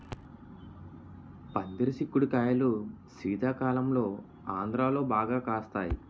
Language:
Telugu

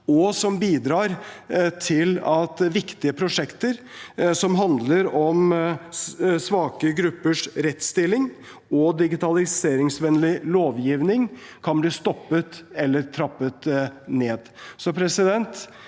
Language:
Norwegian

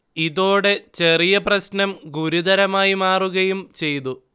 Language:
Malayalam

